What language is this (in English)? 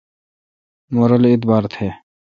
Kalkoti